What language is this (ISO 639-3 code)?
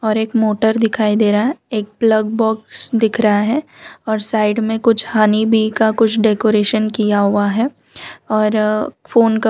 hin